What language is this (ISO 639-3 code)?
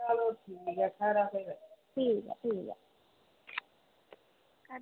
doi